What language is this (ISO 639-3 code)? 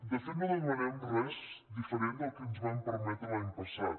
cat